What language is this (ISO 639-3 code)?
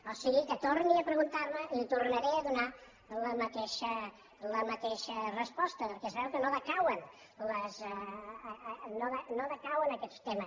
cat